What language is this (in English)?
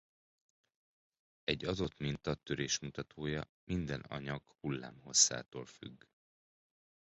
Hungarian